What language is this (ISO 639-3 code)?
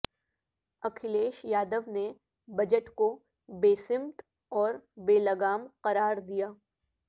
urd